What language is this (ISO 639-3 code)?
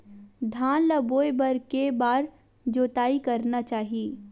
hne